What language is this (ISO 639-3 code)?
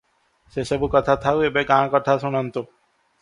ori